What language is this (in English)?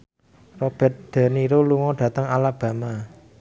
Javanese